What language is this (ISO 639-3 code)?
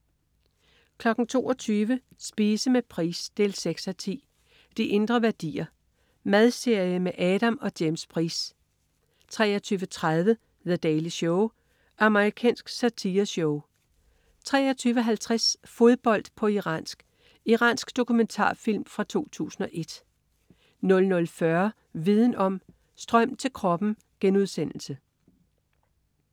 dan